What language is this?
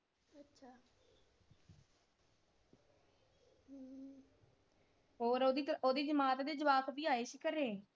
Punjabi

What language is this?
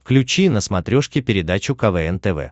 Russian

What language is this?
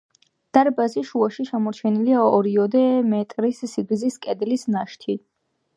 Georgian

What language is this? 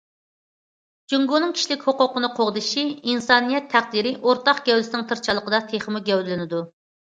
Uyghur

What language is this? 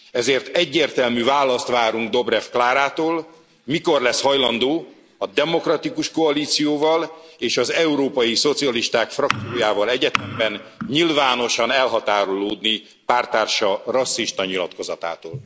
Hungarian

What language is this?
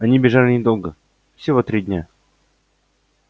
Russian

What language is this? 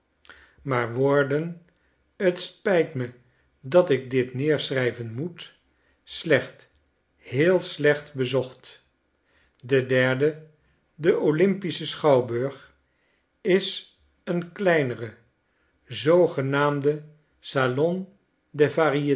Dutch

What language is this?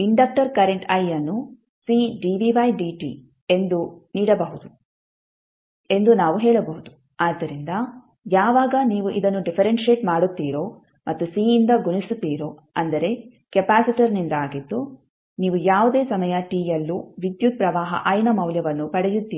Kannada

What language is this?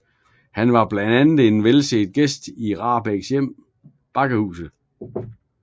Danish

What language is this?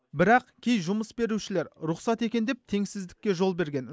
Kazakh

